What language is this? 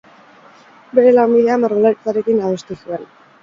Basque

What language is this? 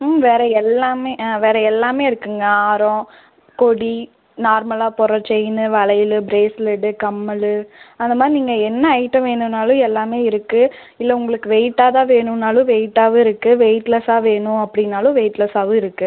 Tamil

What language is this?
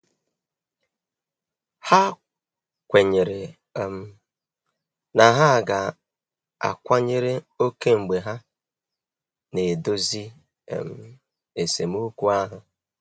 Igbo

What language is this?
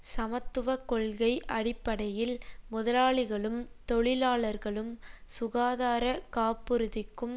Tamil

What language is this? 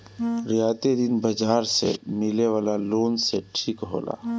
Bhojpuri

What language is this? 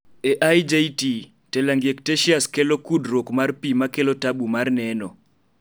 Luo (Kenya and Tanzania)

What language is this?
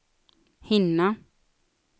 Swedish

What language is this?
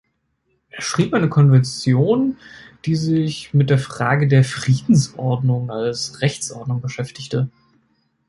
German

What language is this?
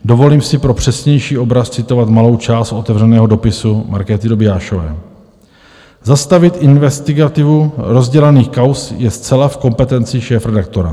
Czech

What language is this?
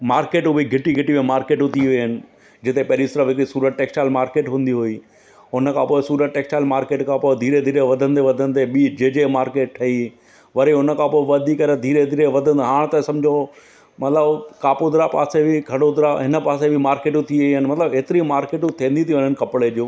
Sindhi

